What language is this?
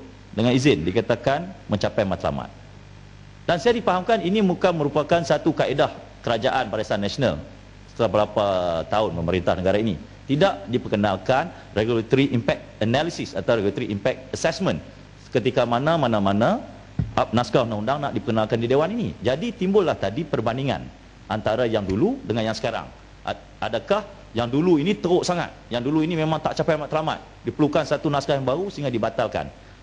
Malay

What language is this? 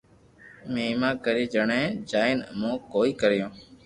Loarki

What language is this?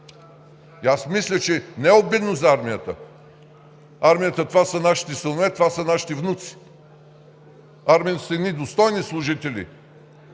Bulgarian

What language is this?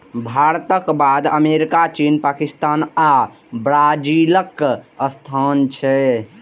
Maithili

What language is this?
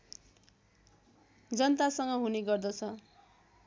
Nepali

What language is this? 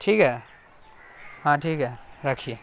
Urdu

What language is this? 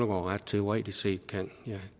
Danish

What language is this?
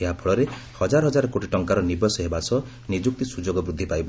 Odia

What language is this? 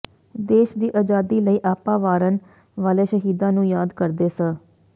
Punjabi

